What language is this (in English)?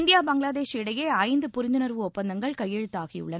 Tamil